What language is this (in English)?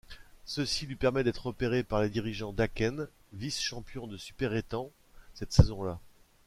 French